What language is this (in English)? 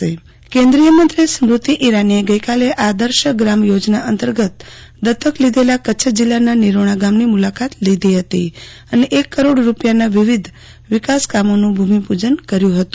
Gujarati